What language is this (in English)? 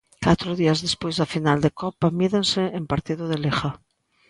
Galician